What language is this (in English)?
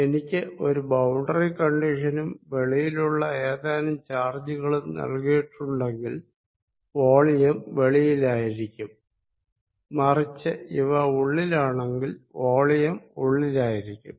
Malayalam